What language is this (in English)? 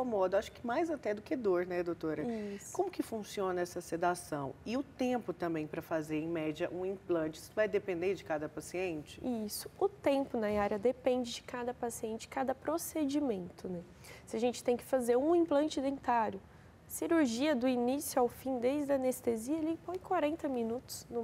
Portuguese